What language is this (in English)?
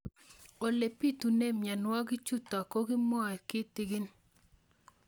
Kalenjin